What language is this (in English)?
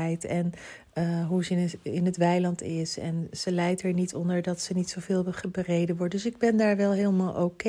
Dutch